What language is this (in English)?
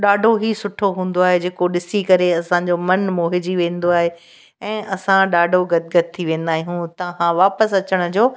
Sindhi